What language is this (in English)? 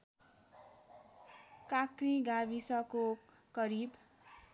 Nepali